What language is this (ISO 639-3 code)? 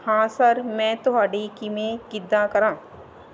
pan